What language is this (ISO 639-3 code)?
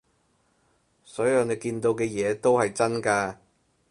yue